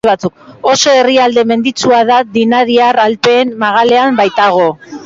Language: Basque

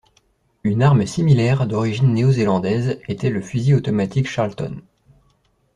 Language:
French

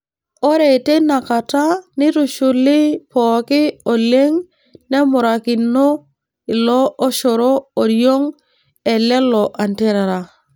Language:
Masai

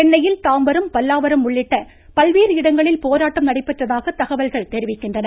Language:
Tamil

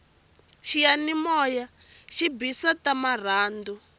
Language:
Tsonga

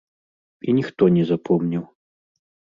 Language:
Belarusian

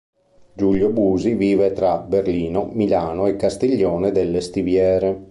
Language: Italian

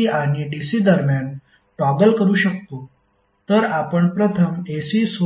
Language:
Marathi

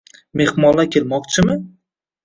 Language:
Uzbek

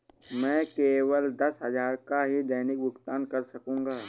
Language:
Hindi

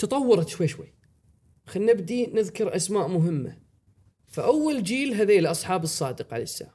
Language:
Arabic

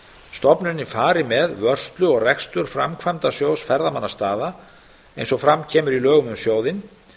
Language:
Icelandic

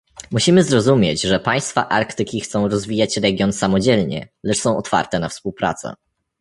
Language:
Polish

